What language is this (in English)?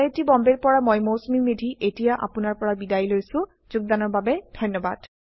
Assamese